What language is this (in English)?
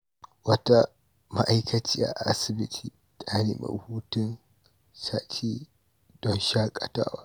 Hausa